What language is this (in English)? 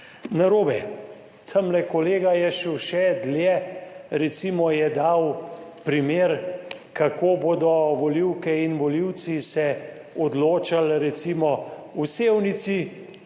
Slovenian